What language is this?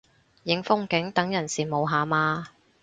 Cantonese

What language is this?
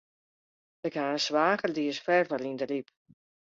Western Frisian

